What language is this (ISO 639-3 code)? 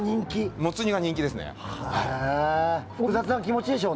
jpn